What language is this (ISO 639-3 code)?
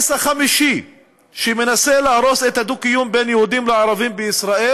heb